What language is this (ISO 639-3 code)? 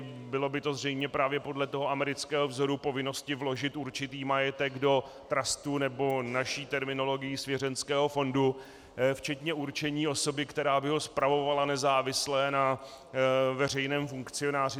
ces